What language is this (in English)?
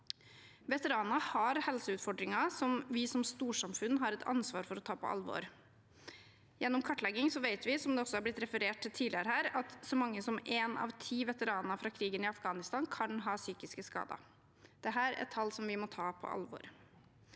Norwegian